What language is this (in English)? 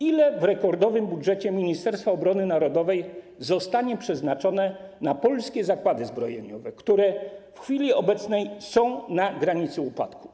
Polish